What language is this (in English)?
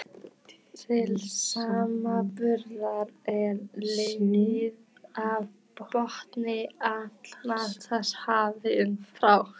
Icelandic